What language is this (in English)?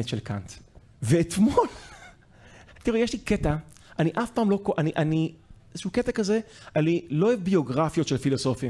Hebrew